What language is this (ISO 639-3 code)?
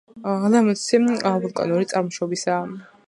kat